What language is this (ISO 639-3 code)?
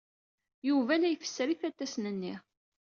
kab